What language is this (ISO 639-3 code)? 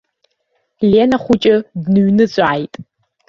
abk